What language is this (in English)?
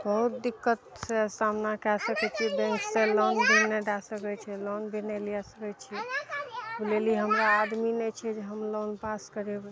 Maithili